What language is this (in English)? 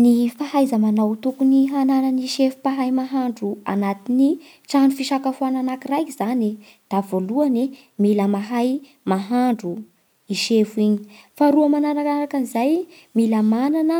Bara Malagasy